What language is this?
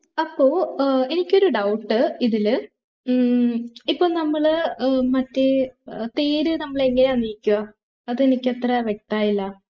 Malayalam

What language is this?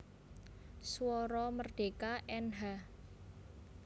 Javanese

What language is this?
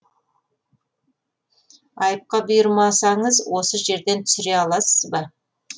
Kazakh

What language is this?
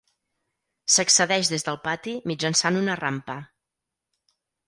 Catalan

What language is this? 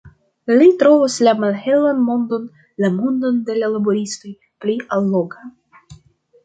Esperanto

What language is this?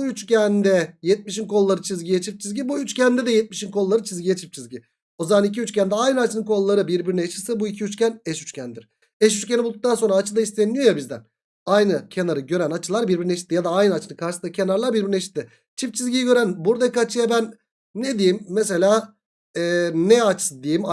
Turkish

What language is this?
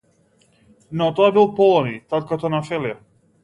Macedonian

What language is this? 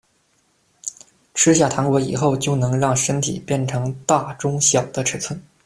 Chinese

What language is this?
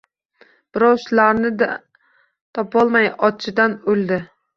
Uzbek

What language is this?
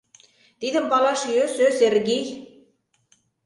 Mari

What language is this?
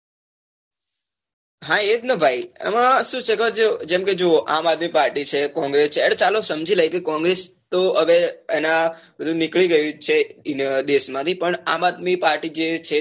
Gujarati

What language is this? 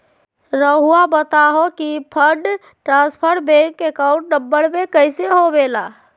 Magahi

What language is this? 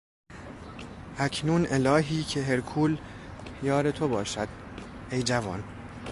Persian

